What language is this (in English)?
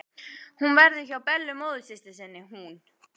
Icelandic